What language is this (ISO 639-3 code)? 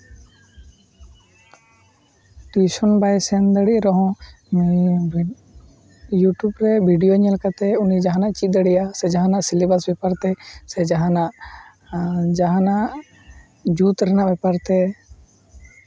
sat